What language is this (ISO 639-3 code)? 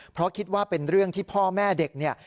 tha